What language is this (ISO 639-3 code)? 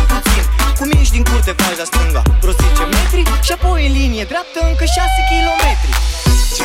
ron